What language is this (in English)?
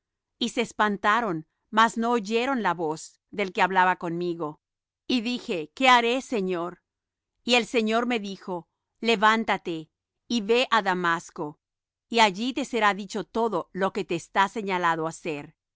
Spanish